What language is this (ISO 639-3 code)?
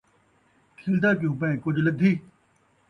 skr